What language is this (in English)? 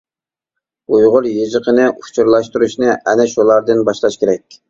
Uyghur